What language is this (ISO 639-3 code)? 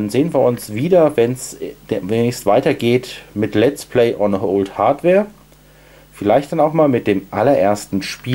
deu